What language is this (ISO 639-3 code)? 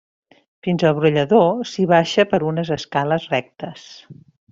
cat